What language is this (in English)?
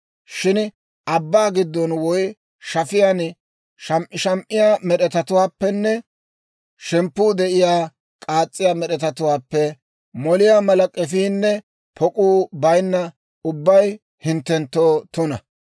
Dawro